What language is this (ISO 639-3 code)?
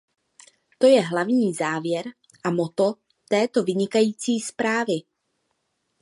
ces